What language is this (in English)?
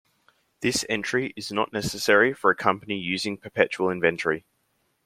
English